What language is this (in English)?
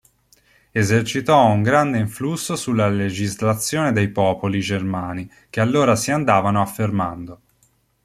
Italian